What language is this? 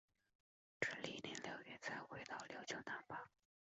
Chinese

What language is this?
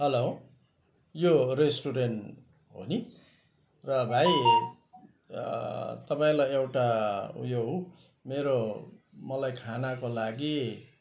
Nepali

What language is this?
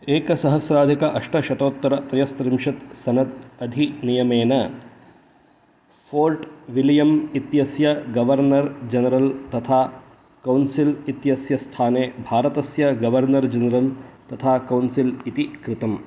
Sanskrit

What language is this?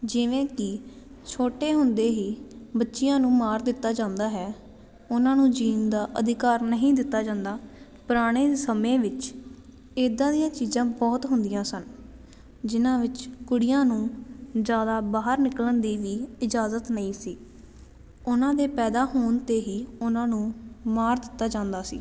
Punjabi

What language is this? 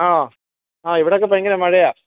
Malayalam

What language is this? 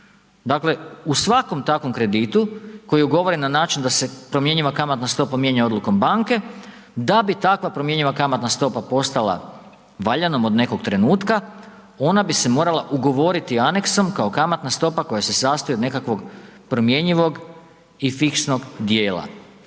Croatian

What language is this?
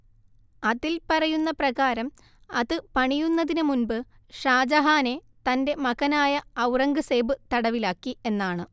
Malayalam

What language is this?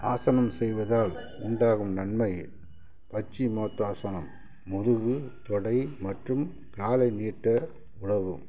Tamil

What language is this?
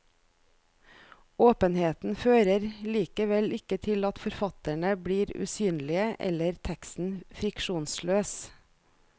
Norwegian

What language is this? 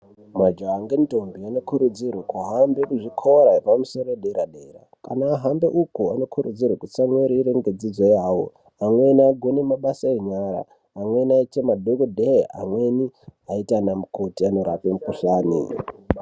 Ndau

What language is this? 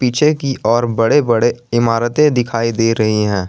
Hindi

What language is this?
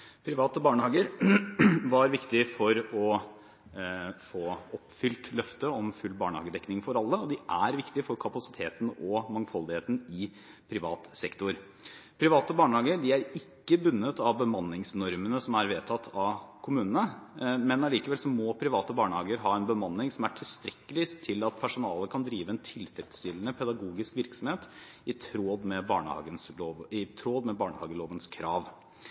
Norwegian Bokmål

